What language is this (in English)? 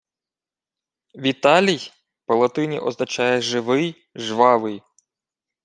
Ukrainian